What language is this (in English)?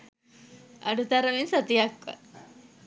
Sinhala